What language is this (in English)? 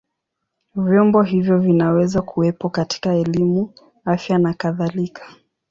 Swahili